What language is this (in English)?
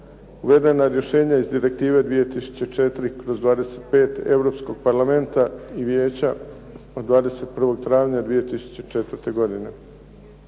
Croatian